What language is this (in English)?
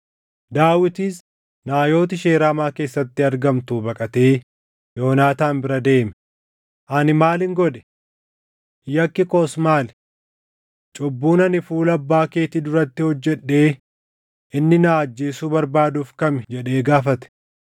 Oromo